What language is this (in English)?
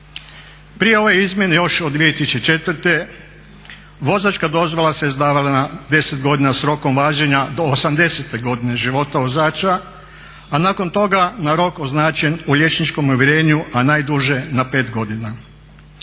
Croatian